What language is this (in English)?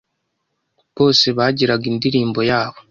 Kinyarwanda